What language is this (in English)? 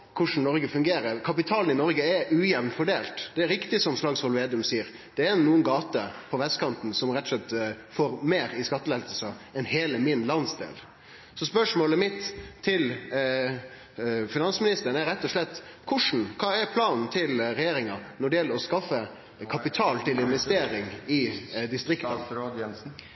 Norwegian Nynorsk